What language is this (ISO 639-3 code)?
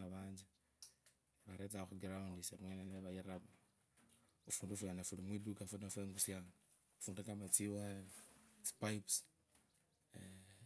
lkb